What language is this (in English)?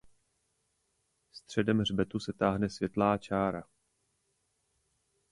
Czech